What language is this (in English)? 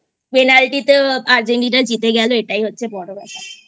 Bangla